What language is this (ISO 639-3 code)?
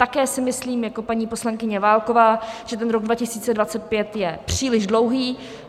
ces